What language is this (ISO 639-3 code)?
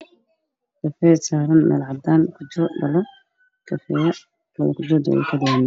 som